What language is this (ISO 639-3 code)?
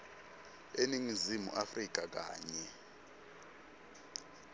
ssw